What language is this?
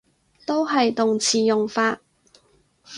Cantonese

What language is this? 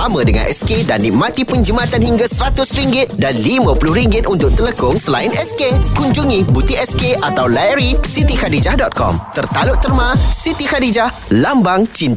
Malay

